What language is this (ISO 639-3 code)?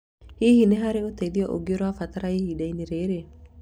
kik